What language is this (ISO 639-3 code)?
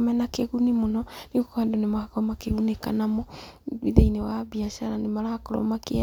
kik